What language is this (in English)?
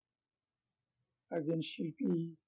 Bangla